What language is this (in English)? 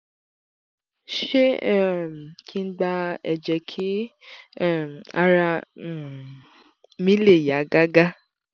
Yoruba